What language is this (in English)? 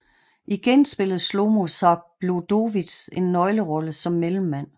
Danish